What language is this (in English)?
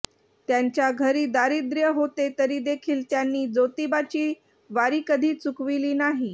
Marathi